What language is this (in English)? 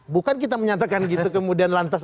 Indonesian